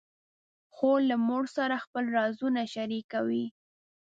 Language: Pashto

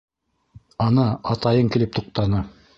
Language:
Bashkir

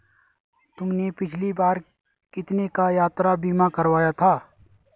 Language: Hindi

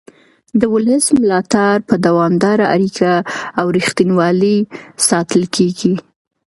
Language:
Pashto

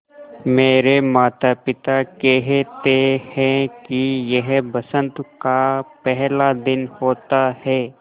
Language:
Hindi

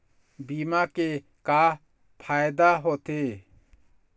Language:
Chhattisgarhi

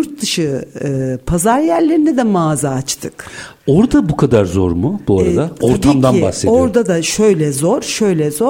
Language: Turkish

